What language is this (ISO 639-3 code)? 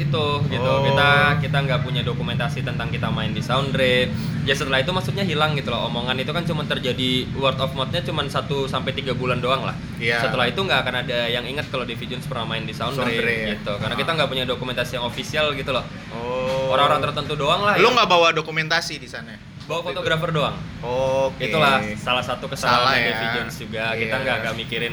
ind